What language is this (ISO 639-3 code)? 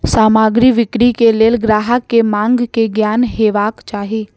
mai